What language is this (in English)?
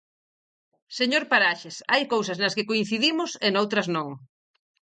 Galician